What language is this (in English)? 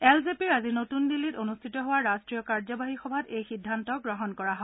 Assamese